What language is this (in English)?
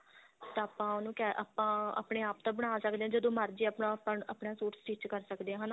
Punjabi